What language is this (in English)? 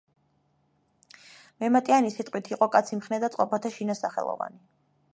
Georgian